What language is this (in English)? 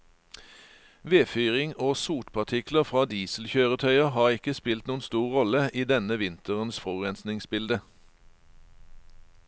Norwegian